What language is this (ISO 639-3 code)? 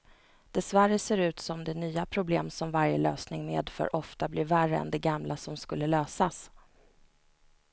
swe